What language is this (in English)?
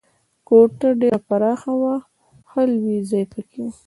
Pashto